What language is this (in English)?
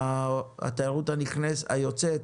Hebrew